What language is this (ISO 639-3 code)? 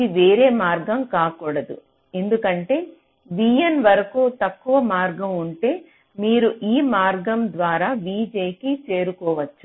tel